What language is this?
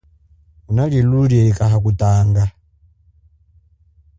Chokwe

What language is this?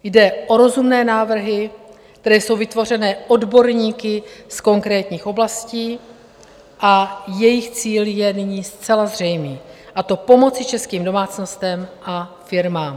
Czech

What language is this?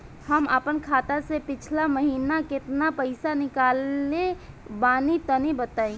Bhojpuri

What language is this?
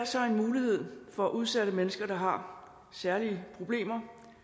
Danish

